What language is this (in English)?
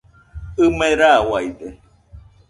Nüpode Huitoto